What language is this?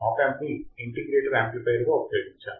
Telugu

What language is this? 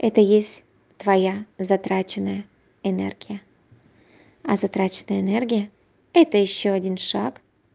Russian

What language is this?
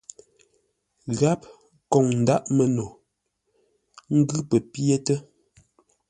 Ngombale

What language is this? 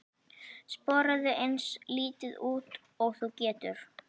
Icelandic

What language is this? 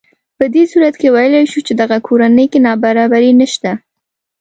Pashto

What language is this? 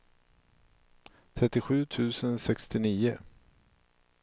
Swedish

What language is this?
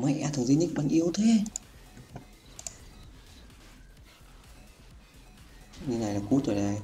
Vietnamese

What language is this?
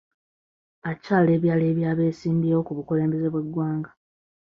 Ganda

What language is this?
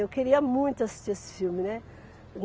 Portuguese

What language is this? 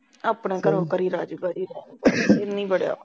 Punjabi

